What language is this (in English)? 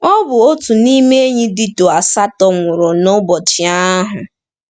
Igbo